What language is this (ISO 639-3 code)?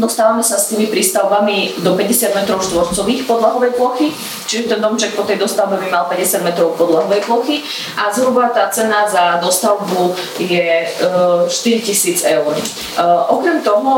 slk